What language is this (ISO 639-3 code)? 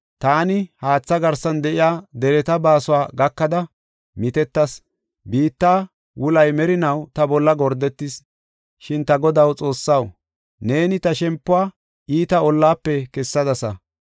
gof